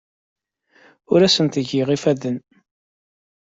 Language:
Kabyle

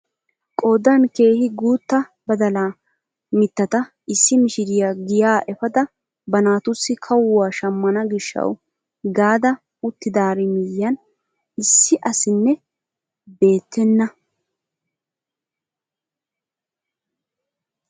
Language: Wolaytta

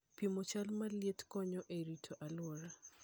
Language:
Luo (Kenya and Tanzania)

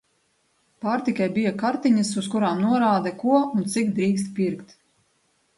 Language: Latvian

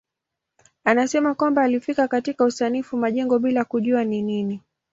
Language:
Swahili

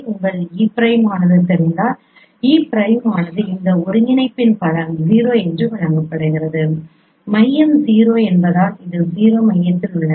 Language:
Tamil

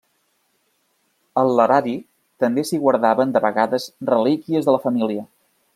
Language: Catalan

